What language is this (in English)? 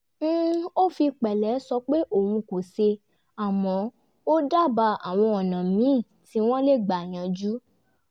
Yoruba